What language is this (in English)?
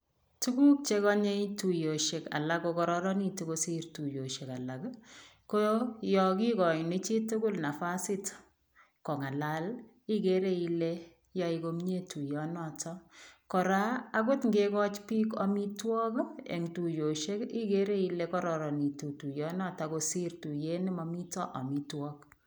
Kalenjin